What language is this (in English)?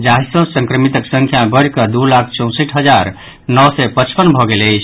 Maithili